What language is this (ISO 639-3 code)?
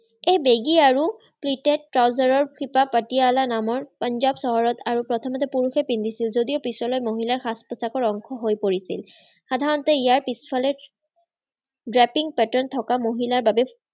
asm